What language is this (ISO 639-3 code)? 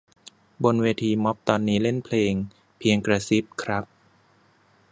tha